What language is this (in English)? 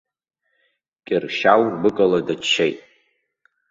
Abkhazian